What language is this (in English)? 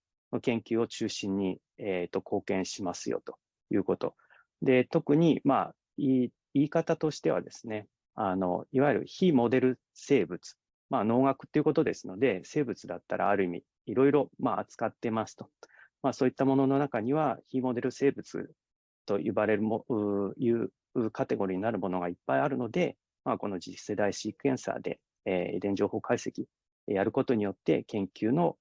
Japanese